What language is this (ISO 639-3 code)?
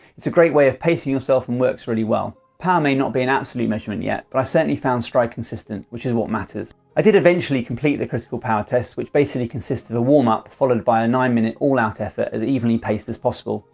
eng